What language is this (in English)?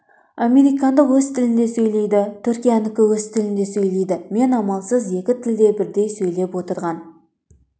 Kazakh